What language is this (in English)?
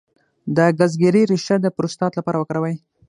Pashto